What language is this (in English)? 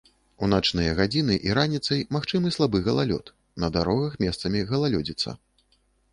Belarusian